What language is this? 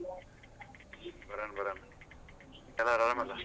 Kannada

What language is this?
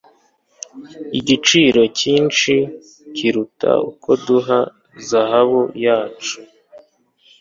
Kinyarwanda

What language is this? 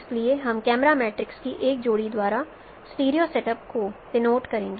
Hindi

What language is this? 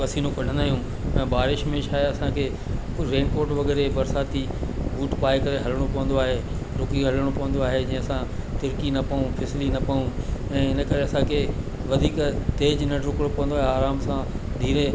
Sindhi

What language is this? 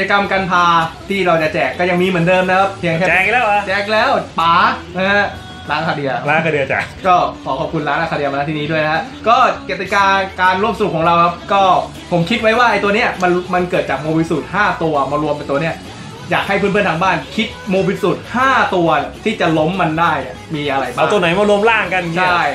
Thai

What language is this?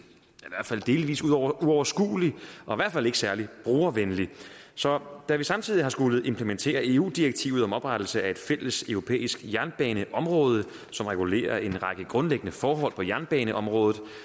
Danish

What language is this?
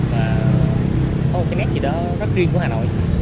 Vietnamese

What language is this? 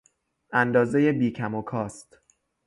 Persian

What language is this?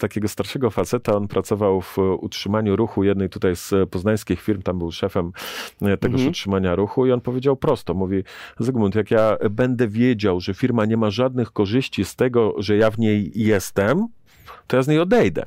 Polish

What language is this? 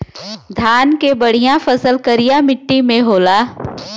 Bhojpuri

